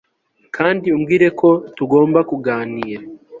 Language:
Kinyarwanda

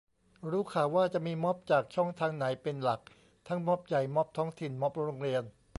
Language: Thai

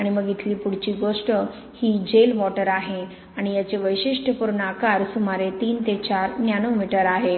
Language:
Marathi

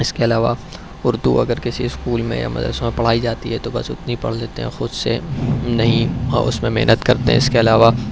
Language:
Urdu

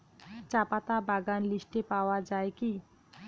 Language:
Bangla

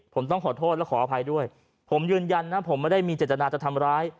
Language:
Thai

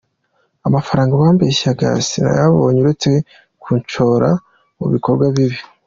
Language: Kinyarwanda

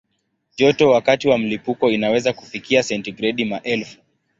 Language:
Swahili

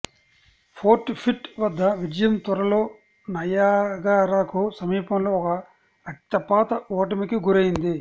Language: Telugu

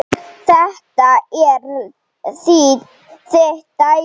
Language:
Icelandic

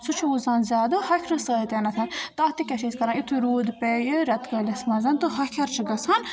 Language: Kashmiri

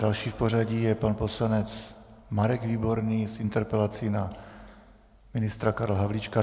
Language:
Czech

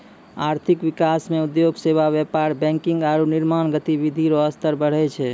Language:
Maithili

